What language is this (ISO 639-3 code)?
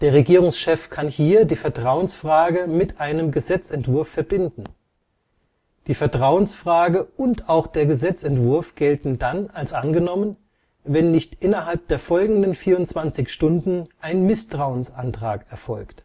deu